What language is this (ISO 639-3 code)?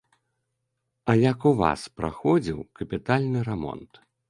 bel